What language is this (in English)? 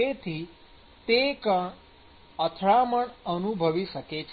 Gujarati